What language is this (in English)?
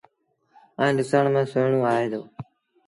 Sindhi Bhil